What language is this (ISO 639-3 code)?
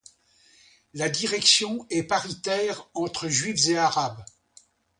fra